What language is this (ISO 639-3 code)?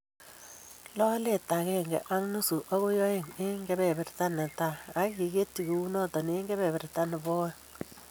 kln